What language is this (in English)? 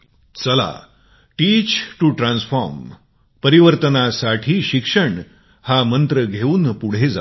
Marathi